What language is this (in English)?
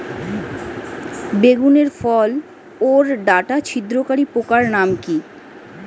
Bangla